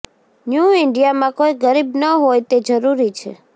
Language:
Gujarati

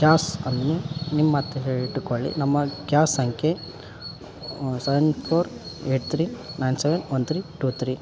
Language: Kannada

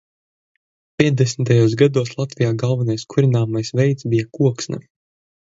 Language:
Latvian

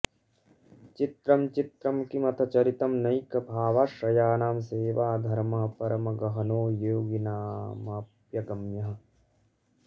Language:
Sanskrit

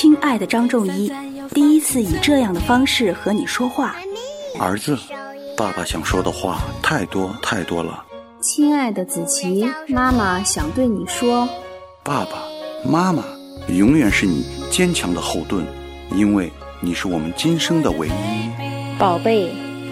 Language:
Chinese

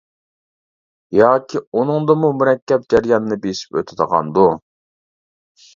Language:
Uyghur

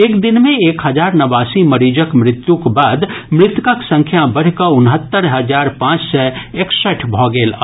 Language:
Maithili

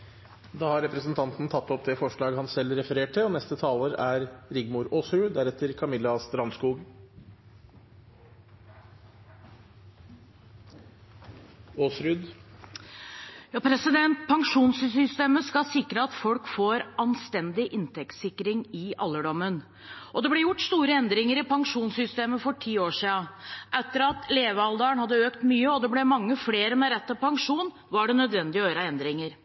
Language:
Norwegian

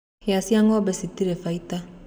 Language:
Kikuyu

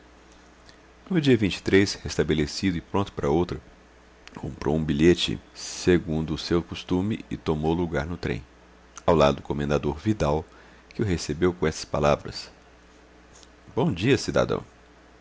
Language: Portuguese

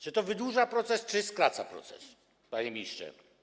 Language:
Polish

